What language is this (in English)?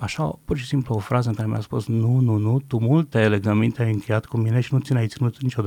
Romanian